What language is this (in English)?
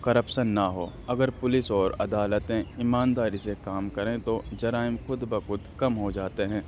Urdu